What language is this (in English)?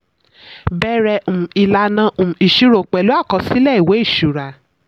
Yoruba